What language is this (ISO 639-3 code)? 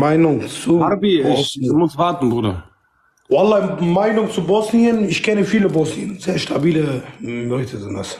deu